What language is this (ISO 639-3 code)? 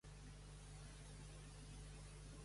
cat